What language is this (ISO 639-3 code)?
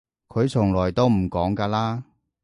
yue